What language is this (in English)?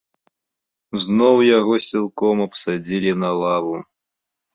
Belarusian